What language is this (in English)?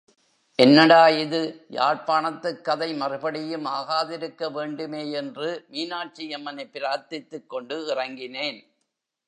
Tamil